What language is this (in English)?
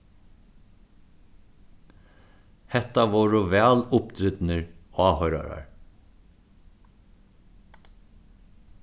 Faroese